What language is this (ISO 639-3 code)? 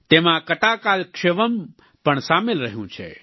guj